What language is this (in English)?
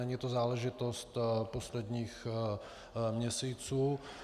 Czech